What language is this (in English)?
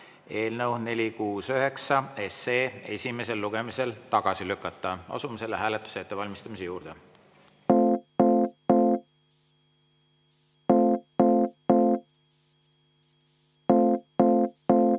Estonian